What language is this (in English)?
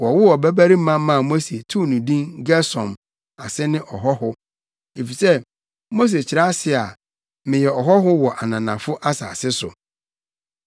Akan